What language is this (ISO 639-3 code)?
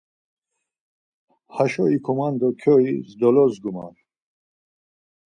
lzz